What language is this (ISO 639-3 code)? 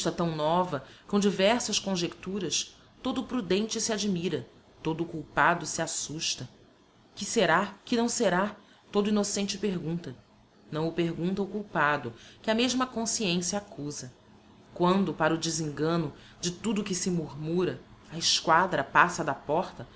por